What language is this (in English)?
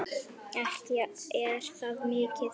Icelandic